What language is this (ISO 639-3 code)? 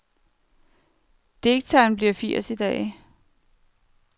dan